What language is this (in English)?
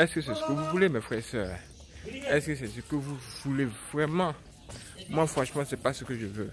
French